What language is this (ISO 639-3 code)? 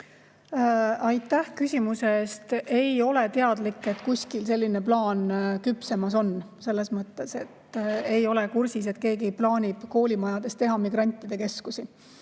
est